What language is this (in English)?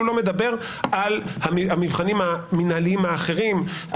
Hebrew